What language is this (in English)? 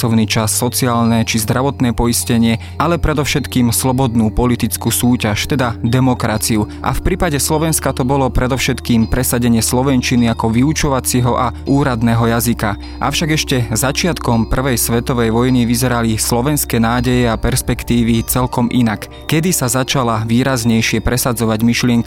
Slovak